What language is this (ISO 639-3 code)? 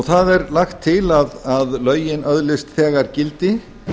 isl